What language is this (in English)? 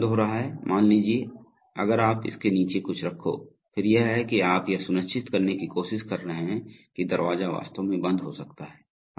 Hindi